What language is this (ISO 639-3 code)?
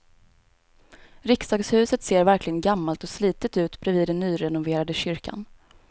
swe